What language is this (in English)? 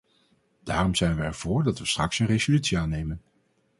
Dutch